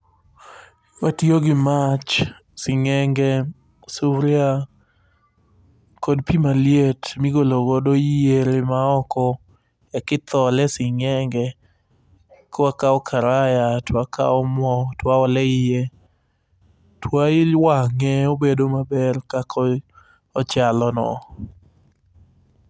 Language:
Luo (Kenya and Tanzania)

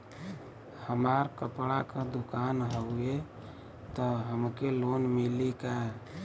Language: Bhojpuri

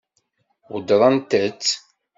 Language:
Kabyle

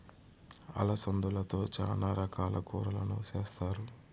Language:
Telugu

